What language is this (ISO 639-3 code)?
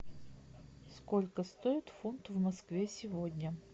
rus